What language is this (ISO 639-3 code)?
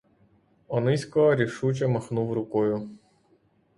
ukr